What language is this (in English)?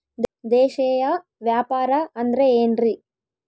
Kannada